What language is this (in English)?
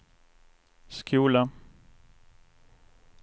Swedish